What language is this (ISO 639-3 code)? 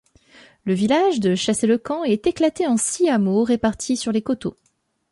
fra